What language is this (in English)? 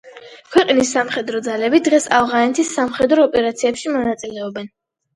Georgian